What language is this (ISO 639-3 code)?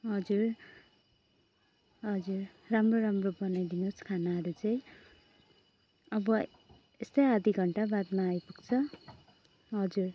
nep